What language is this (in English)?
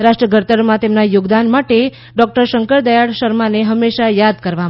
Gujarati